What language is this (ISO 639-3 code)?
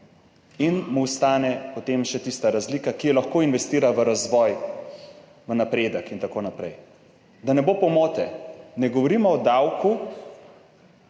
slv